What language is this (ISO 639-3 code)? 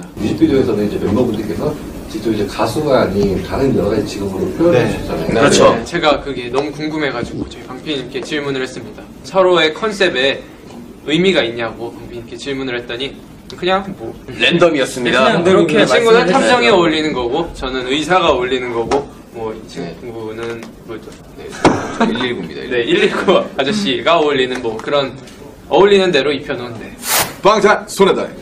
kor